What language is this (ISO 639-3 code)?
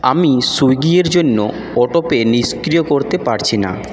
ben